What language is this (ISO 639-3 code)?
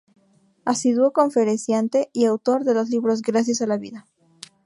spa